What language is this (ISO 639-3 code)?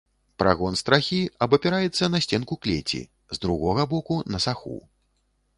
bel